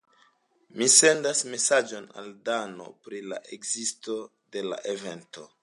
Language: Esperanto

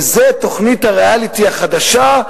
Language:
Hebrew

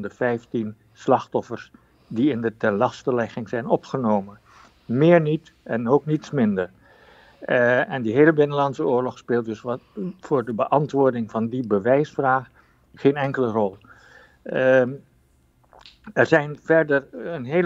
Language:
Dutch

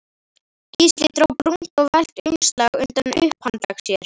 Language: Icelandic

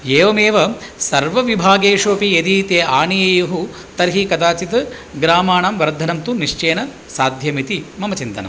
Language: Sanskrit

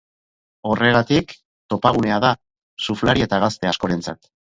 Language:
Basque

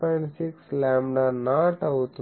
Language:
Telugu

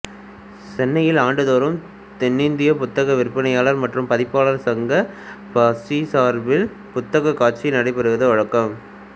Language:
Tamil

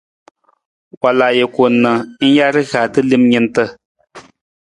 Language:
Nawdm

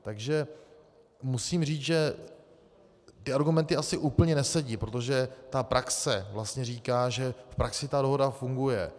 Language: Czech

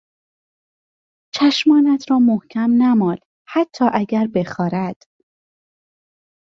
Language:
Persian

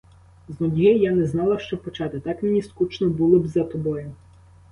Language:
Ukrainian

